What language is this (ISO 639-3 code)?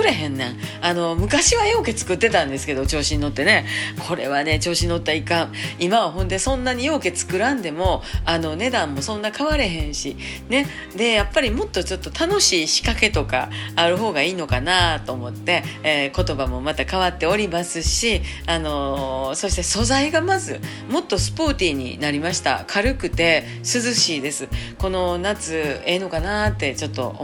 jpn